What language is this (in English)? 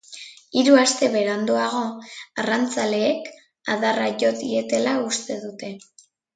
Basque